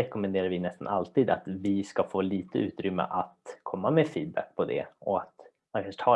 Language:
Swedish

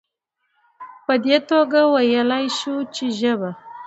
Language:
Pashto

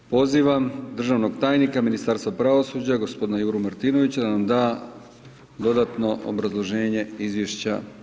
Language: Croatian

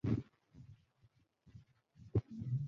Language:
Bangla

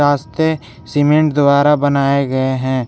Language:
Hindi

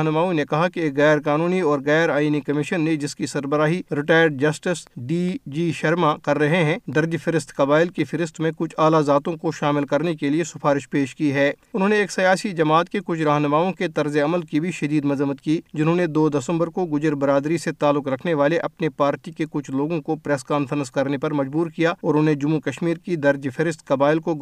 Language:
Urdu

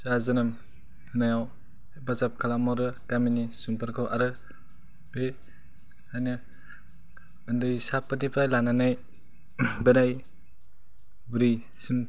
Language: Bodo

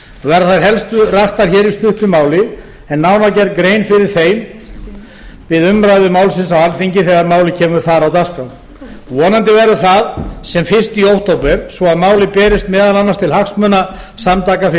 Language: Icelandic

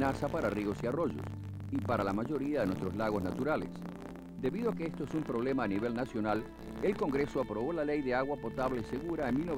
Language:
Spanish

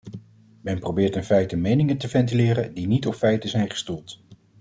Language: Dutch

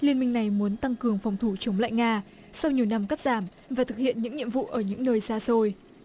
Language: Vietnamese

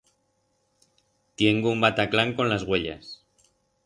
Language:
Aragonese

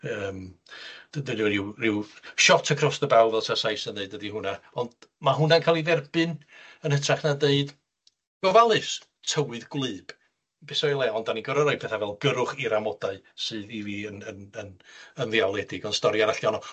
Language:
Welsh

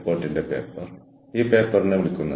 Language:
Malayalam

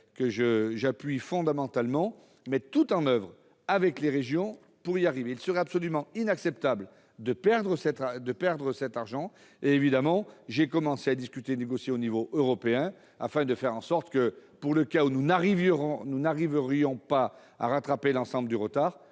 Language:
French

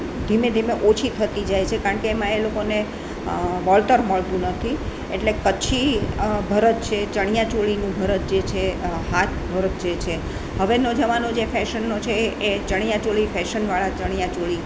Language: Gujarati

